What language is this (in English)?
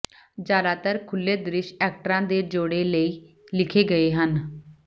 Punjabi